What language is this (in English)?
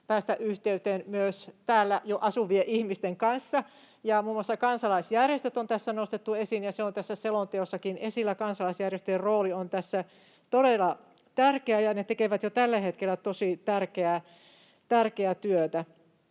Finnish